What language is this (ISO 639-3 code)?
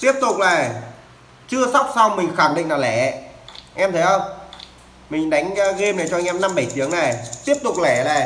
vie